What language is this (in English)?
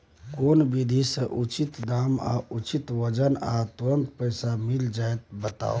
Maithili